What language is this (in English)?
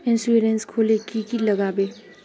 Magahi